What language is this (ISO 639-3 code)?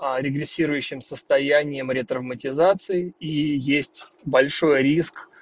rus